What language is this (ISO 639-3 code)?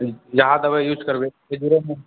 mai